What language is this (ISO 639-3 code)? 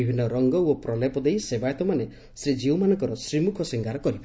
ori